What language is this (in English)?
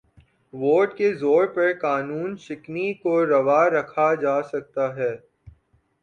Urdu